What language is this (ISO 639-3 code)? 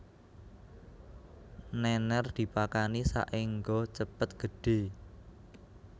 jav